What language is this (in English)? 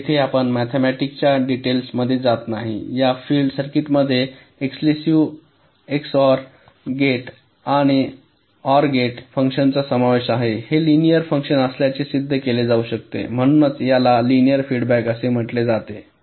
Marathi